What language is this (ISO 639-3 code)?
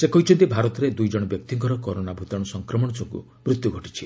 ori